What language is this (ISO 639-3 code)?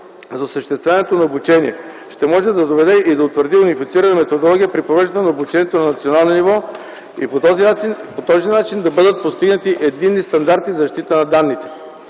bul